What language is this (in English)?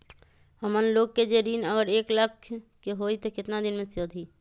Magahi